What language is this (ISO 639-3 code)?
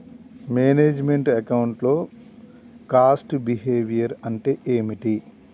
tel